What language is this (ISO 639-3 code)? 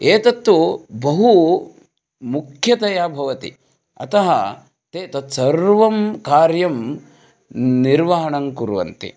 san